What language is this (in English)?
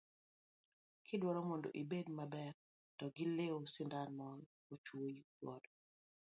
Luo (Kenya and Tanzania)